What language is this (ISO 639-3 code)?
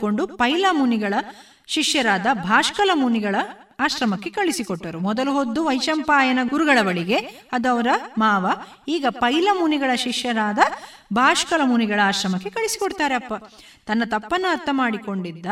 kan